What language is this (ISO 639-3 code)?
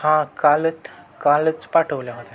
mar